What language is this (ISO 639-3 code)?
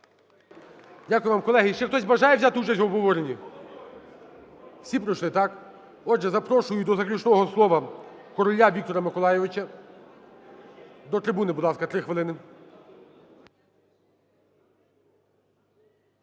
ukr